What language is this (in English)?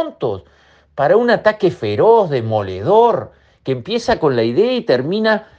Spanish